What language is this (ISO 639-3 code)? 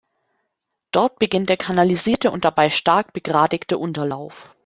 deu